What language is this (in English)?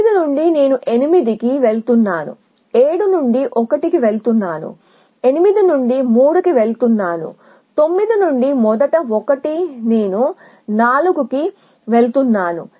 Telugu